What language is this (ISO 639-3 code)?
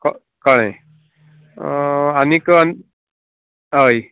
kok